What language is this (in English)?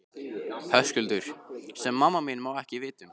Icelandic